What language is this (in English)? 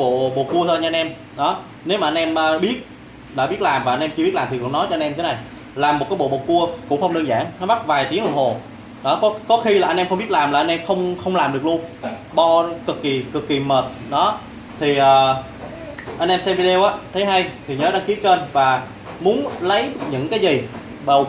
Vietnamese